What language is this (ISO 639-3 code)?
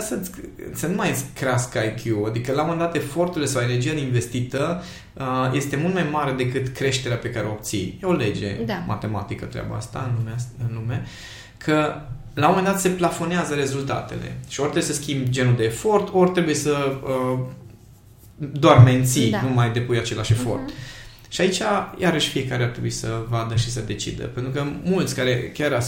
ron